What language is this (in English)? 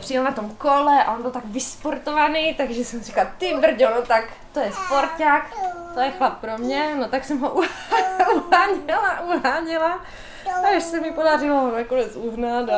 Czech